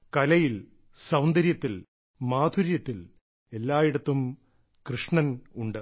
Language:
Malayalam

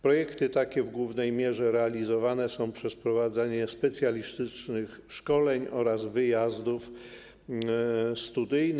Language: Polish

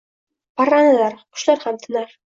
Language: Uzbek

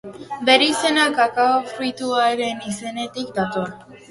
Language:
Basque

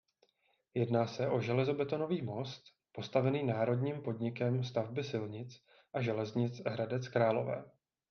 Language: Czech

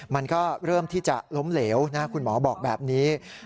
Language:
Thai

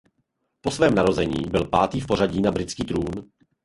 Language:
Czech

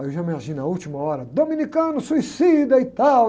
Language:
Portuguese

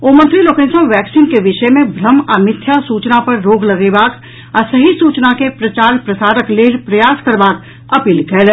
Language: Maithili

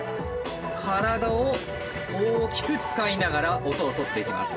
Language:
Japanese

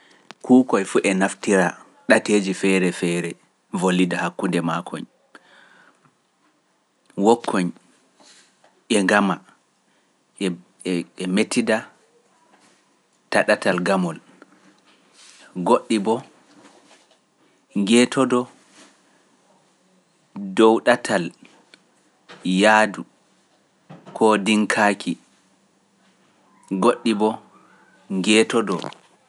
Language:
Pular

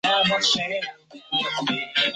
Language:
Chinese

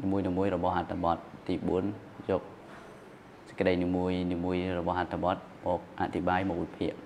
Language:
Thai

